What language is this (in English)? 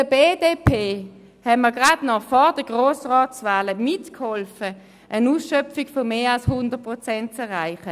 Swiss German